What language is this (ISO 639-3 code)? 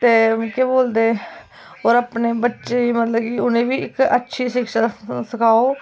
doi